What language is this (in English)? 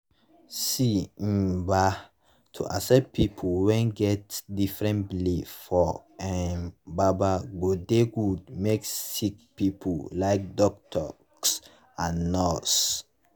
Nigerian Pidgin